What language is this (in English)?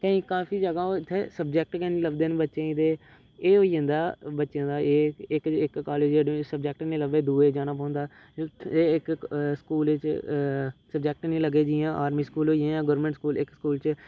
Dogri